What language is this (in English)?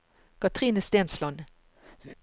Norwegian